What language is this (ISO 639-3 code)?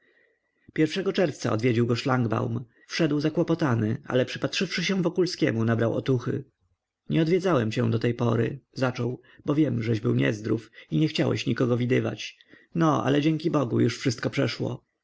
pol